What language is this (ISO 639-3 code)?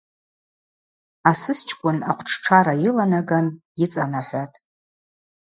abq